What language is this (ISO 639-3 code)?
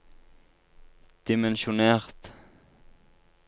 nor